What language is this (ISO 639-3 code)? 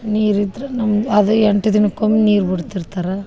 kan